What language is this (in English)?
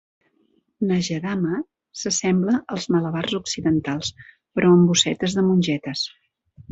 Catalan